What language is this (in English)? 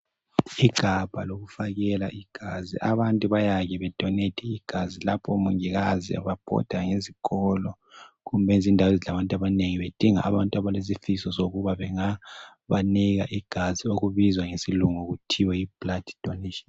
North Ndebele